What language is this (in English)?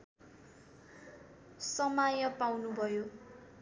Nepali